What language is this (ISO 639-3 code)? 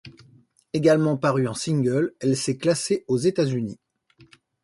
fra